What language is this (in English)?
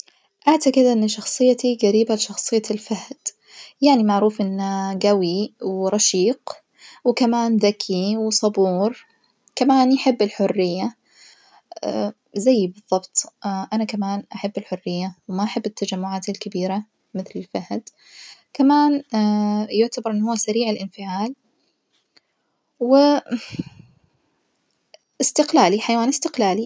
Najdi Arabic